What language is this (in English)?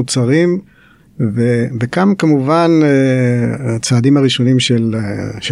Hebrew